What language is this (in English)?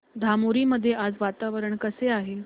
Marathi